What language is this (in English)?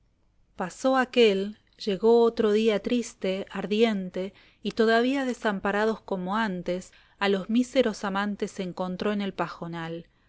Spanish